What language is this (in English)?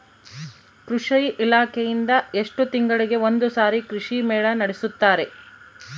Kannada